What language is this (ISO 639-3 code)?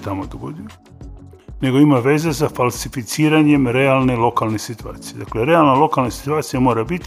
hrv